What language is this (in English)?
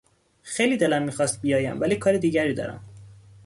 Persian